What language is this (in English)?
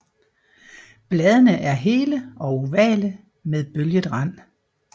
Danish